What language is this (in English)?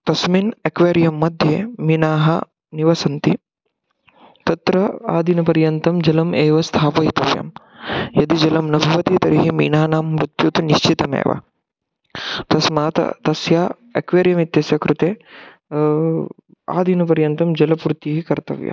Sanskrit